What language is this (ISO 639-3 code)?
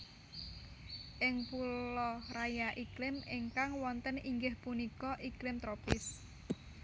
jav